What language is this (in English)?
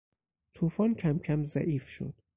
Persian